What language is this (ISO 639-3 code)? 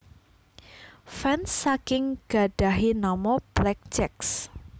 jav